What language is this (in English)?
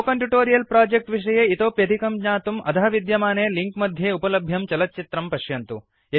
Sanskrit